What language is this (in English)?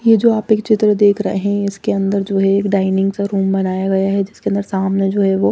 Hindi